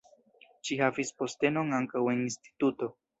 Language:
Esperanto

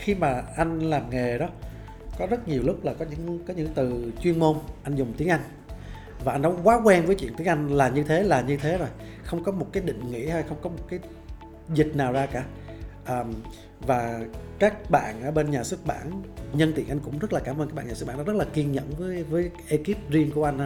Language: Vietnamese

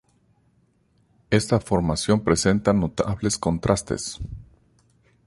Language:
Spanish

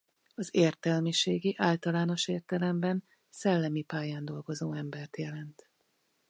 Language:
Hungarian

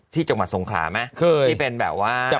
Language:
Thai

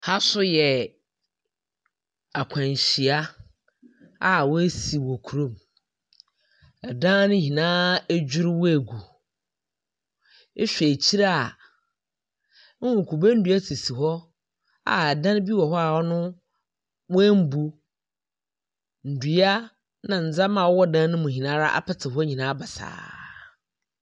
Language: Akan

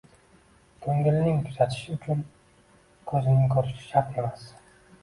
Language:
Uzbek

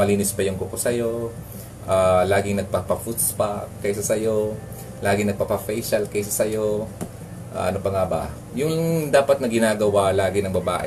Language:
Filipino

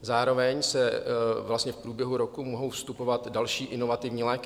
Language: Czech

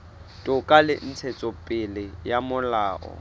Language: Southern Sotho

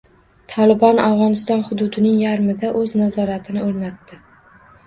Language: Uzbek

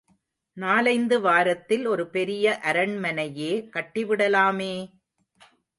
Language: Tamil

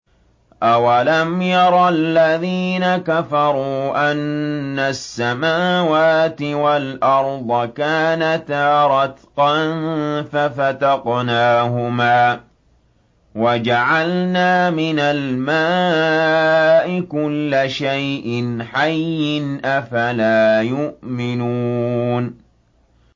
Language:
Arabic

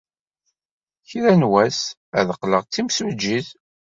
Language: Kabyle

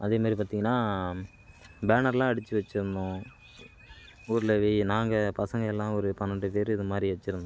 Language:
Tamil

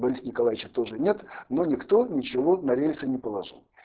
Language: Russian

